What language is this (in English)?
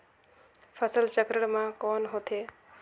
Chhattisgarhi